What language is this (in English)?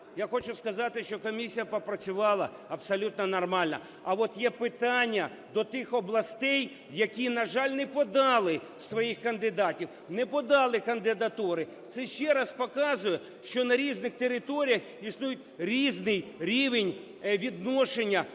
Ukrainian